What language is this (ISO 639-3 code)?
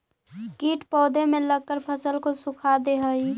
mag